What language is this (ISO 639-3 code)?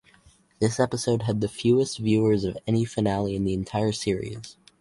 eng